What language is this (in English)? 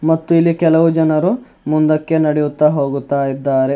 Kannada